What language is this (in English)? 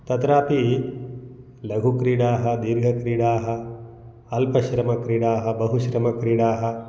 Sanskrit